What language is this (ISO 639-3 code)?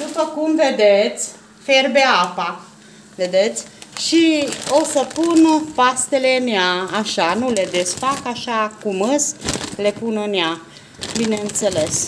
ron